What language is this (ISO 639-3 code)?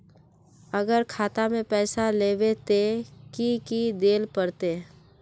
mag